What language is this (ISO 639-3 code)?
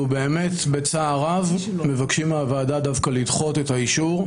heb